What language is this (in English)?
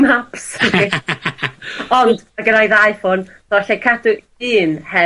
Welsh